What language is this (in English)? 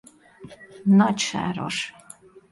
Hungarian